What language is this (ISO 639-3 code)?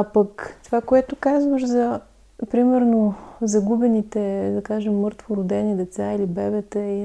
bul